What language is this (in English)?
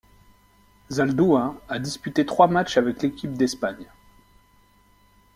French